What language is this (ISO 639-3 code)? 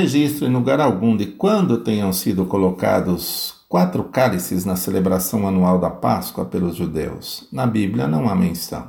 por